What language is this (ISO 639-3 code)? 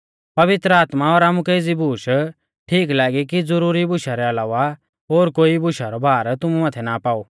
bfz